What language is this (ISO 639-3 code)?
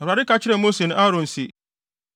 aka